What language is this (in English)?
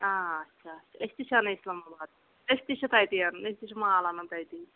Kashmiri